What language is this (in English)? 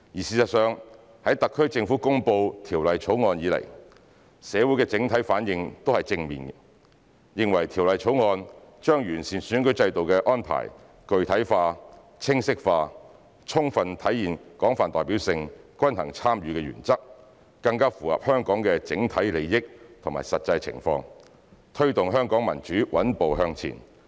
Cantonese